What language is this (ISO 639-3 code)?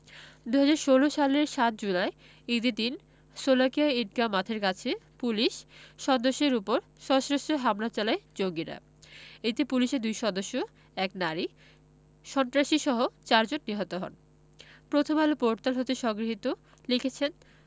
ben